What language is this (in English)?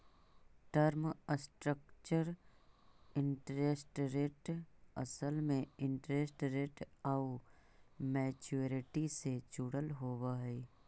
Magahi